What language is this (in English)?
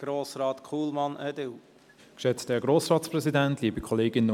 Swiss German